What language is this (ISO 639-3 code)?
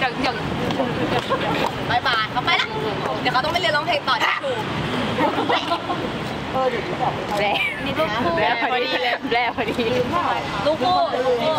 tha